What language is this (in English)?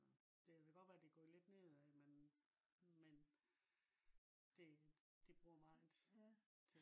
Danish